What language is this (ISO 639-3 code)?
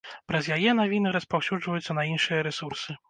bel